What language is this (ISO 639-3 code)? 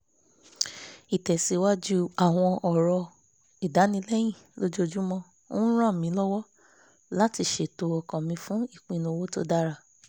yor